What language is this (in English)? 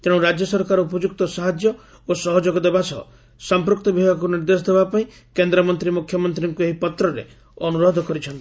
Odia